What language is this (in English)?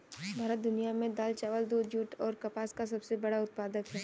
Hindi